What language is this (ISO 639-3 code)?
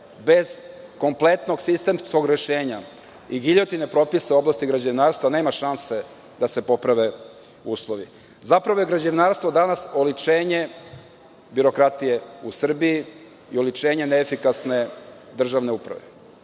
srp